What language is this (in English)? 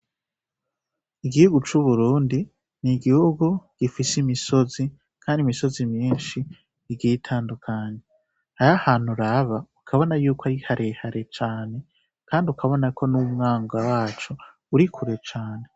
Rundi